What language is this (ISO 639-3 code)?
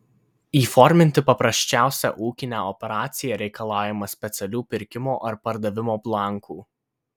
lit